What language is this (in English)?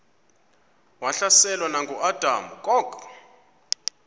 Xhosa